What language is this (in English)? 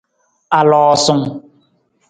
Nawdm